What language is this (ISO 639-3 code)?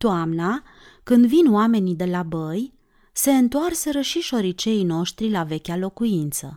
ron